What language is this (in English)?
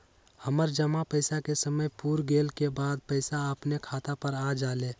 Magahi